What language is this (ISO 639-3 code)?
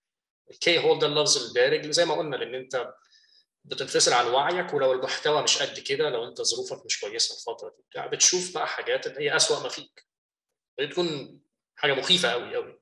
ara